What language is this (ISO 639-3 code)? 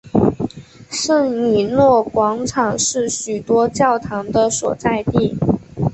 zho